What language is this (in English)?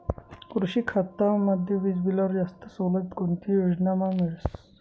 Marathi